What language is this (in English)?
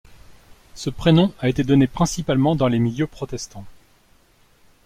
French